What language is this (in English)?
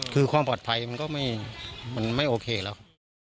Thai